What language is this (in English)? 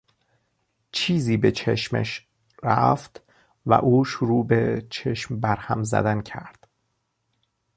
Persian